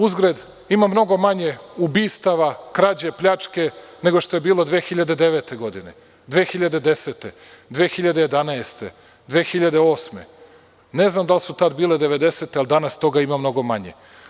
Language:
Serbian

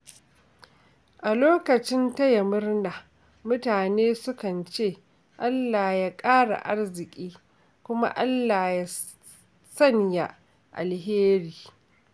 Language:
Hausa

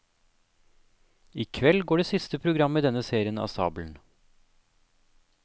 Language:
Norwegian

